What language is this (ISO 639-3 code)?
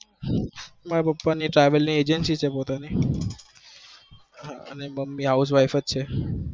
guj